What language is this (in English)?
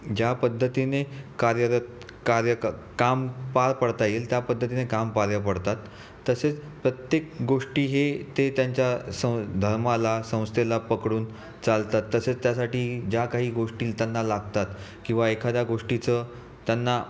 Marathi